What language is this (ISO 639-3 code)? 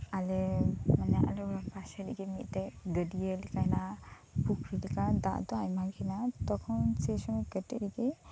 sat